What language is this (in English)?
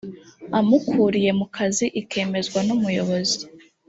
Kinyarwanda